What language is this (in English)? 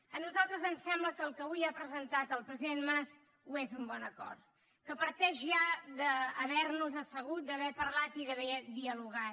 Catalan